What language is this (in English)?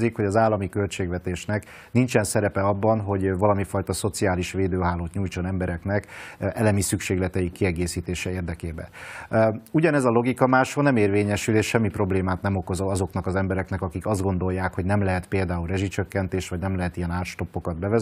Hungarian